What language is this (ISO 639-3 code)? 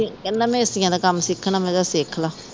pan